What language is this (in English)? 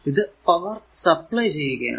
Malayalam